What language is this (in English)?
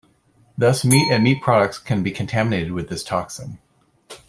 English